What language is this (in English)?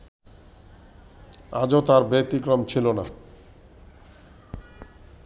Bangla